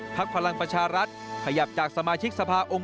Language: Thai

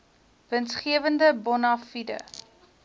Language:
Afrikaans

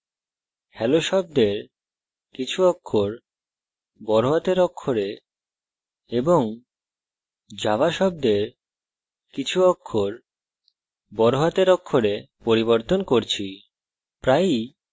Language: Bangla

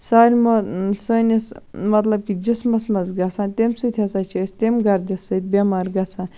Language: Kashmiri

